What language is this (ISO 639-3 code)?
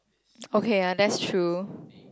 eng